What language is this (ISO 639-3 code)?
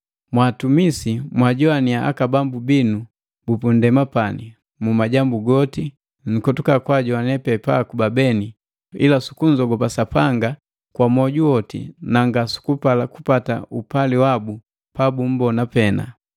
mgv